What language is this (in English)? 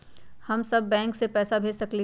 Magahi